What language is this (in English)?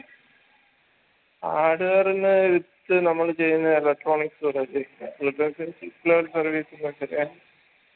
Malayalam